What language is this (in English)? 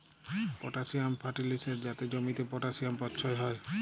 Bangla